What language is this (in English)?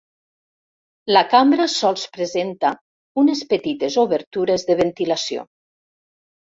Catalan